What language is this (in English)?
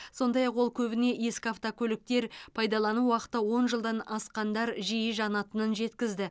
Kazakh